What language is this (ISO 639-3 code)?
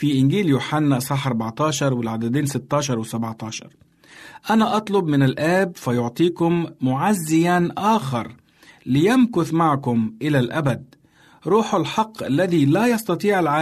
ara